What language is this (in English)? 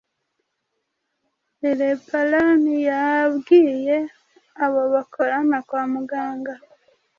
Kinyarwanda